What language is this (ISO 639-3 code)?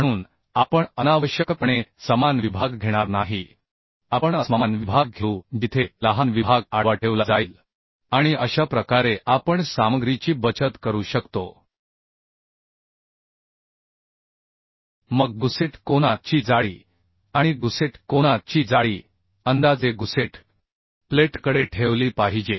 mar